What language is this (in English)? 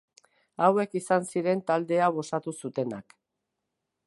Basque